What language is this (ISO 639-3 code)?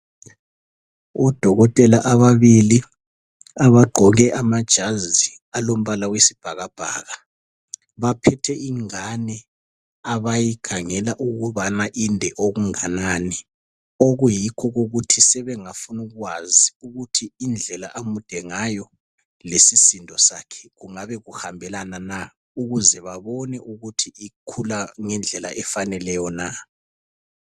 nde